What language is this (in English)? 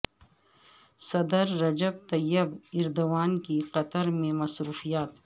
Urdu